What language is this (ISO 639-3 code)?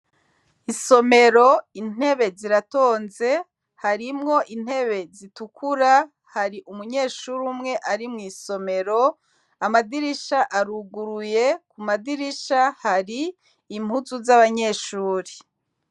run